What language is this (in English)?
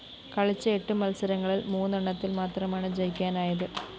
Malayalam